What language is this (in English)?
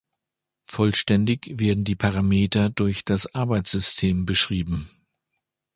German